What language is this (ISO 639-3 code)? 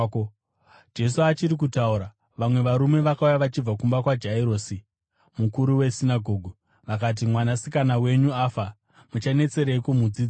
sna